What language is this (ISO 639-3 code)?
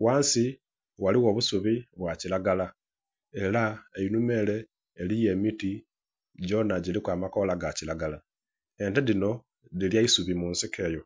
xog